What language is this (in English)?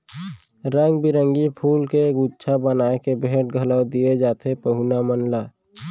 Chhattisgarhi